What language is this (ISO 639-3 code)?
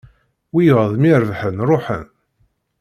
kab